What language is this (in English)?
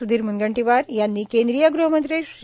Marathi